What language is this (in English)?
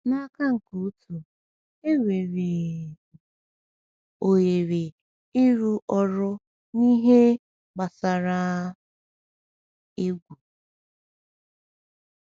Igbo